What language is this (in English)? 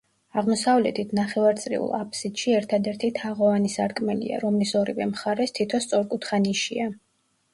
Georgian